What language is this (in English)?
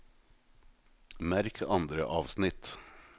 Norwegian